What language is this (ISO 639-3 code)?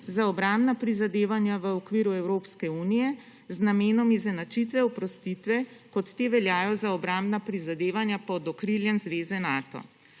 slv